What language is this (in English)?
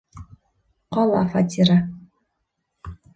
Bashkir